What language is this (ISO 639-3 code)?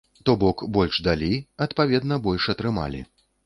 bel